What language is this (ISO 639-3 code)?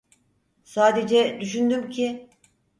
tur